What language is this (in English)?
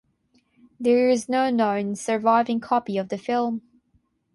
English